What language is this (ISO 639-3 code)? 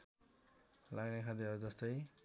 nep